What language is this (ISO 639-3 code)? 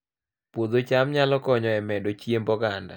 luo